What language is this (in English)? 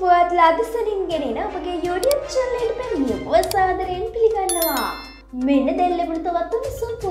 Turkish